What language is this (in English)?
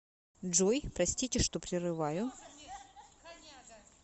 Russian